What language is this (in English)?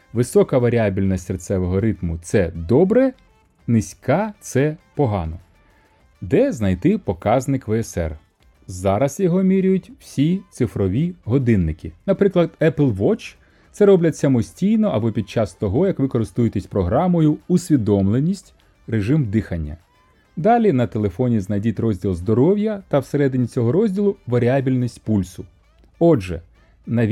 Ukrainian